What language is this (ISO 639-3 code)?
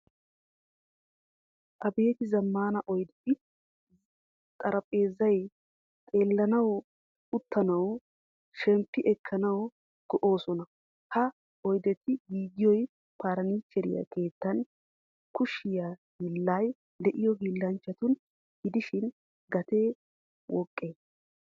wal